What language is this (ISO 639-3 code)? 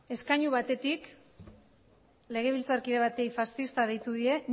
eus